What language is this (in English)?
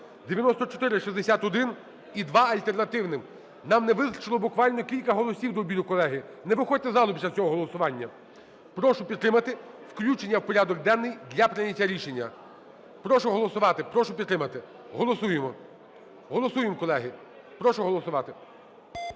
Ukrainian